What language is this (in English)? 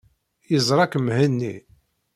Kabyle